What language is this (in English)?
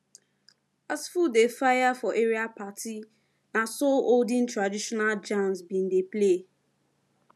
Nigerian Pidgin